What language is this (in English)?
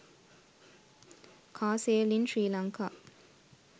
Sinhala